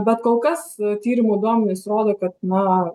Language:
Lithuanian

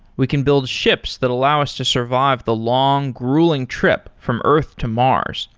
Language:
English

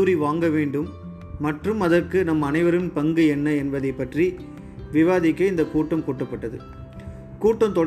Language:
Tamil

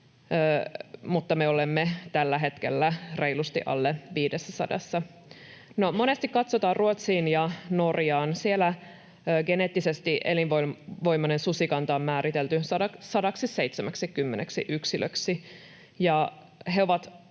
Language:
Finnish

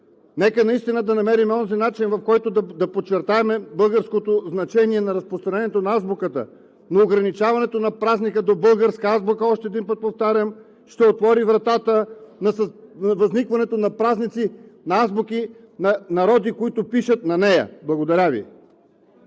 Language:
Bulgarian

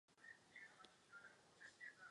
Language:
Czech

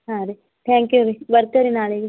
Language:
Kannada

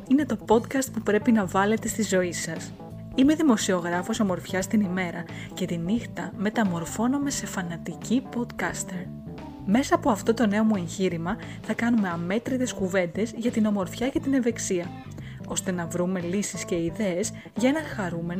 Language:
Greek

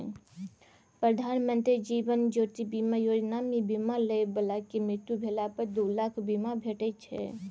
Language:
Maithili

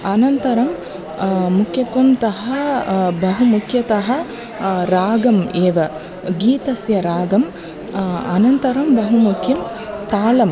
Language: Sanskrit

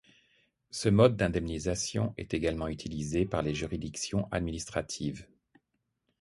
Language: French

